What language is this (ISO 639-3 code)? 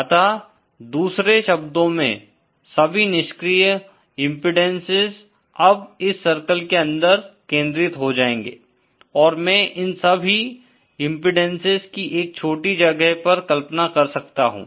hin